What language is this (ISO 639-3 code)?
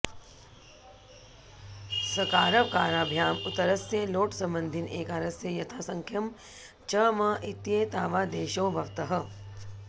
san